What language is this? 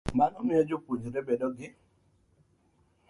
Luo (Kenya and Tanzania)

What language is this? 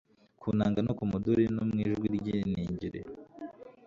Kinyarwanda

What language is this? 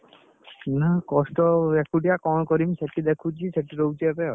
Odia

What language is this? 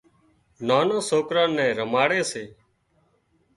Wadiyara Koli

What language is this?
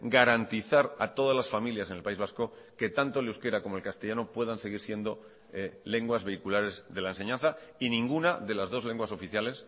Spanish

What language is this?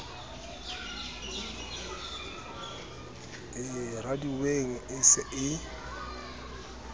Southern Sotho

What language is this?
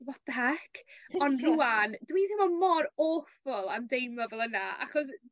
Welsh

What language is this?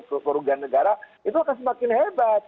Indonesian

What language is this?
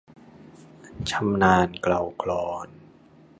Thai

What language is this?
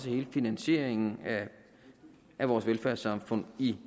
Danish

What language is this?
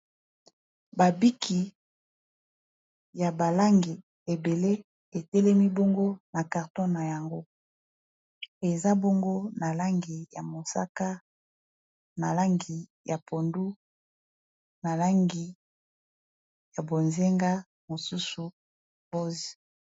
Lingala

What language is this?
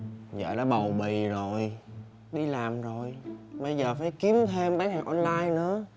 Vietnamese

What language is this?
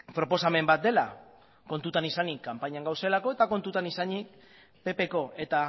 Basque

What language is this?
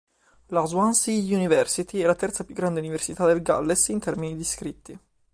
Italian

